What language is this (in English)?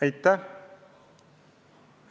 Estonian